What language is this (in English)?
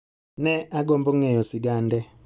Luo (Kenya and Tanzania)